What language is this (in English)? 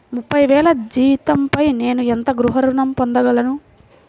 Telugu